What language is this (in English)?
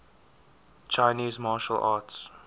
English